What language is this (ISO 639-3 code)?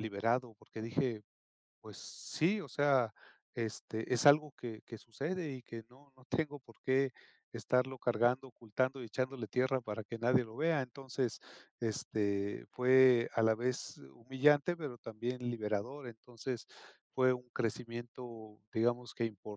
spa